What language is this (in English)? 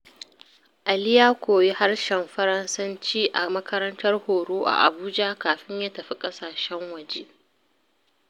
Hausa